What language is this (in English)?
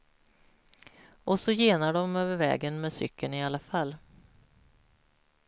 Swedish